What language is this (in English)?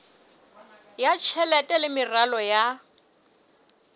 Southern Sotho